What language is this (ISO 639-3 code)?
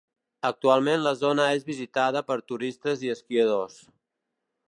cat